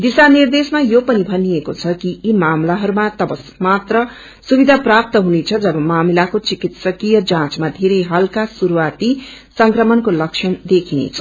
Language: Nepali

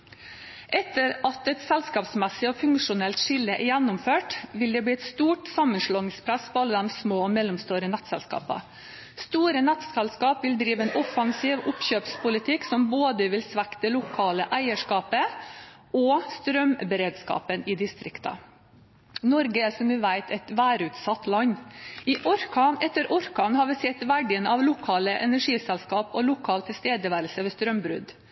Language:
Norwegian Bokmål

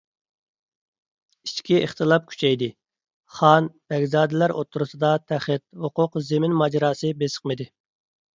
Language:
Uyghur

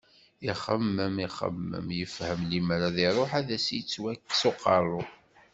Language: Kabyle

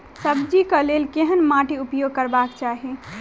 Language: Maithili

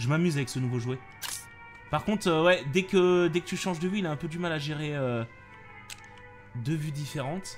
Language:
French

